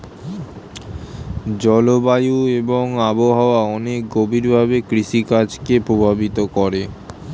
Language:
Bangla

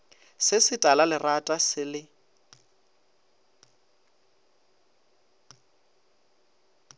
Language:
Northern Sotho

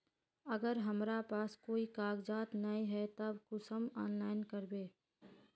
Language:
Magahi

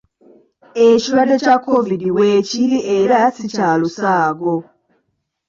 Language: Ganda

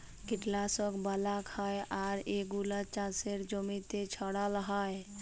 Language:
Bangla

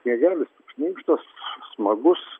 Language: Lithuanian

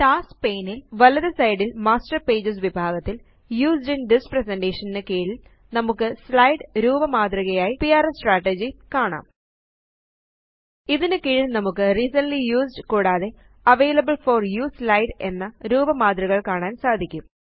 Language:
Malayalam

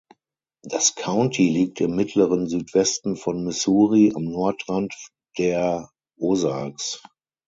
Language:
German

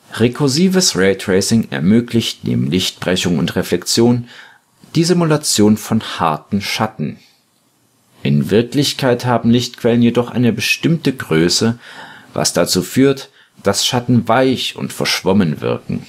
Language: German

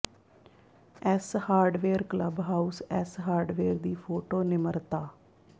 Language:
Punjabi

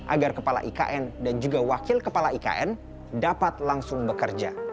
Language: Indonesian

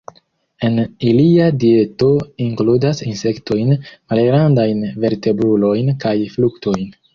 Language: Esperanto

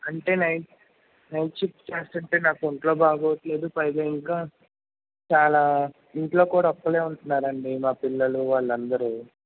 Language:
Telugu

